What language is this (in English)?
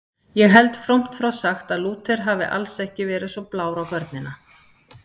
Icelandic